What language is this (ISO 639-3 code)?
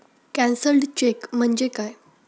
mar